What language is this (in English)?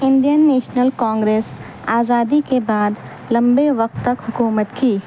Urdu